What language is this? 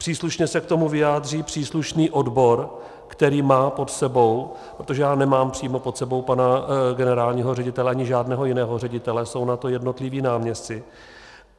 Czech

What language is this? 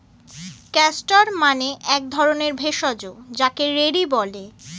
Bangla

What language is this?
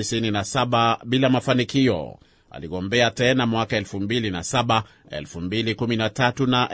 Swahili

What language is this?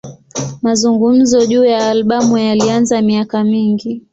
Swahili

